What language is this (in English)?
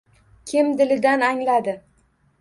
Uzbek